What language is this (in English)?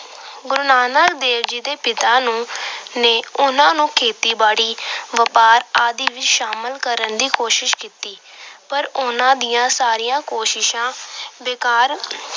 Punjabi